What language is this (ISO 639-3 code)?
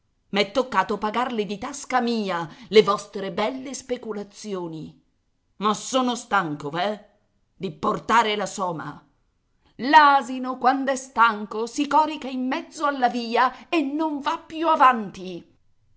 ita